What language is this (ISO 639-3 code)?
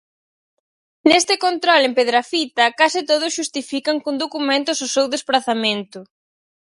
glg